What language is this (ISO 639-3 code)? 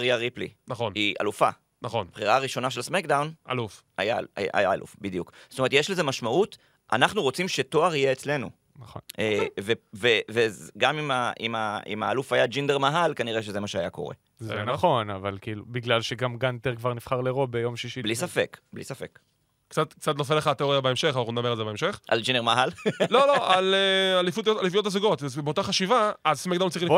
heb